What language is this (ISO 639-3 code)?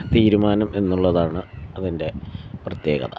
mal